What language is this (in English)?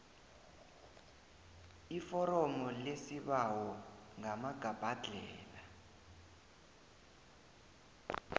South Ndebele